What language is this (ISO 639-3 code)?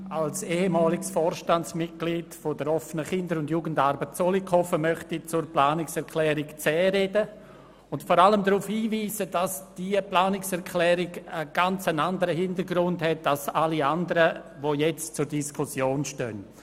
gsw